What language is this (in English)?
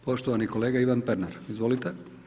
Croatian